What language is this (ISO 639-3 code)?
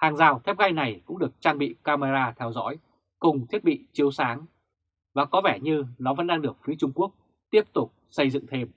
vie